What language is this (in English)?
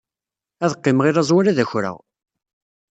Kabyle